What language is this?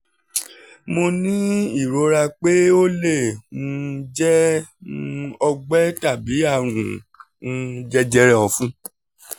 Yoruba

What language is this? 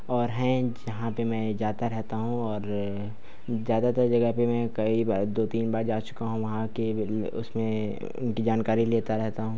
Hindi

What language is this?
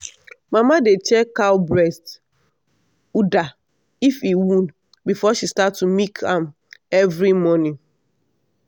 Nigerian Pidgin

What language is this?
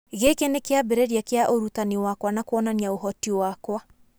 Kikuyu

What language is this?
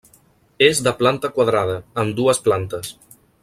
Catalan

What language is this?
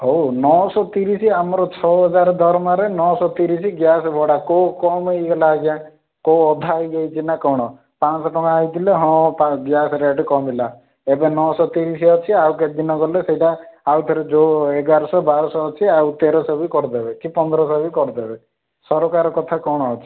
Odia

